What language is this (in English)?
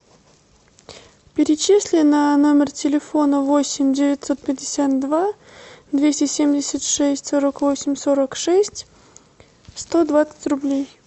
Russian